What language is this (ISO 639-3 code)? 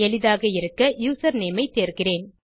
tam